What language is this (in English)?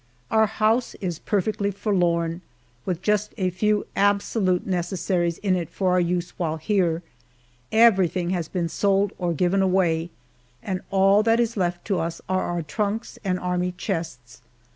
English